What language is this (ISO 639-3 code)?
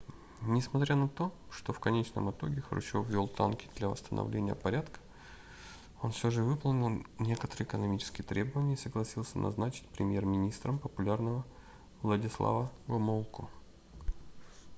rus